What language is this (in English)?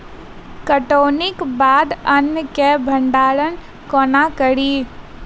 Maithili